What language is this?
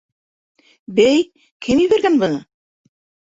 Bashkir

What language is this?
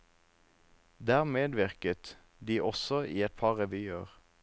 Norwegian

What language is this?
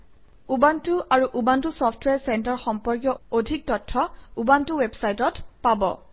Assamese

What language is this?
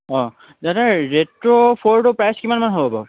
Assamese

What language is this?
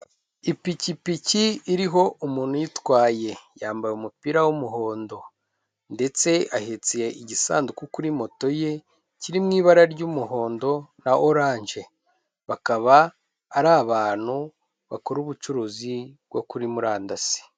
Kinyarwanda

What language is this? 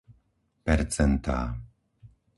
Slovak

